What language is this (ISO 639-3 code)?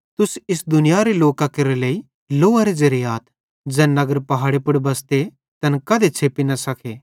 bhd